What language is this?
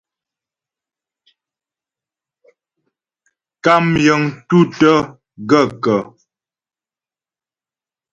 Ghomala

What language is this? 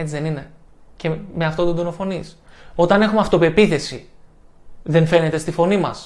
Greek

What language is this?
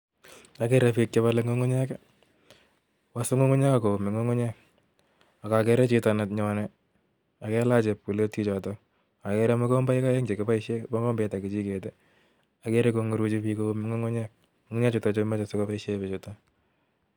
Kalenjin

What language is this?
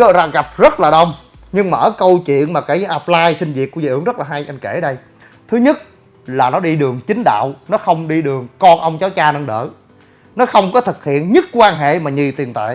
Vietnamese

